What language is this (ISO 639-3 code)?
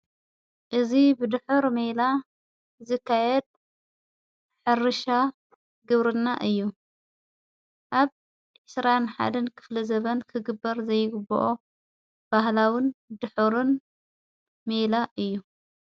tir